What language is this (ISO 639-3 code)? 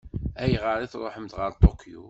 kab